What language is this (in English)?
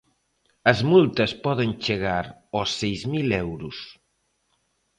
Galician